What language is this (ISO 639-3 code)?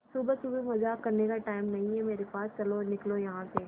hin